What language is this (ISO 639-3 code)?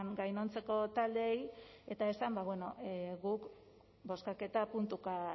eus